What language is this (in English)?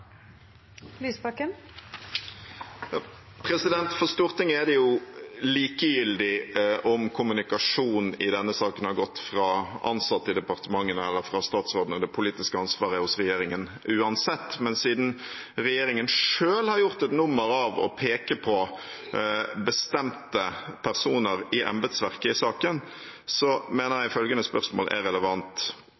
Norwegian